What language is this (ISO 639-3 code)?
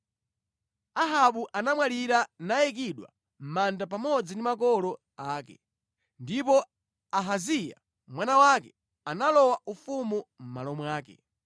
nya